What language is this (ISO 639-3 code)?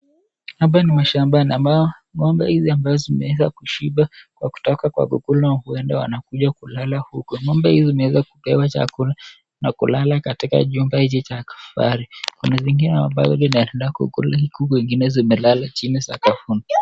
swa